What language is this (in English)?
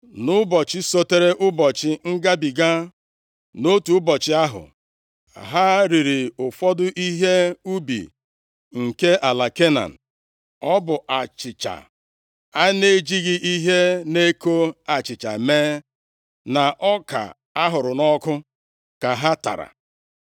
Igbo